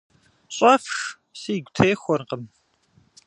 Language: Kabardian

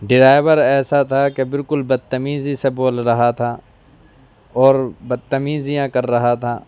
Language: Urdu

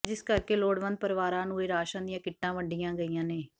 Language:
Punjabi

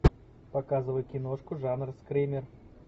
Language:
Russian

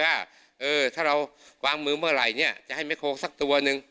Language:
Thai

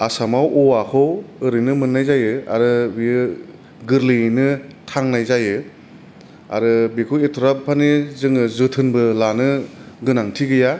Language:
Bodo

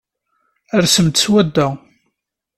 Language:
Kabyle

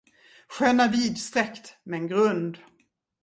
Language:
Swedish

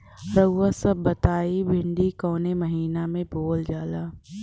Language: Bhojpuri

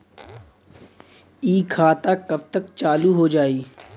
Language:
Bhojpuri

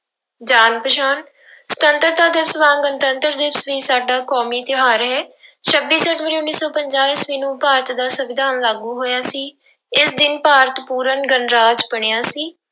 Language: Punjabi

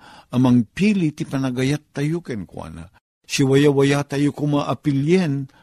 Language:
Filipino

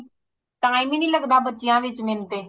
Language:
Punjabi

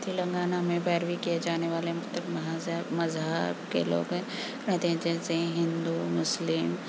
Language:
Urdu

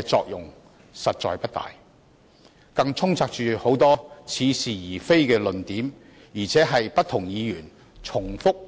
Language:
Cantonese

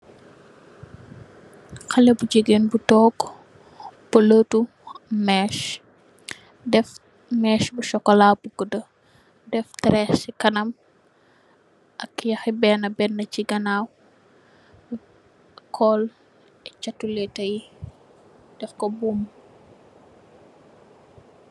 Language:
Wolof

